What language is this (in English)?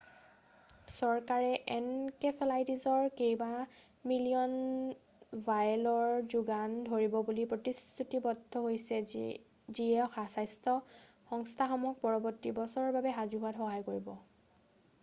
Assamese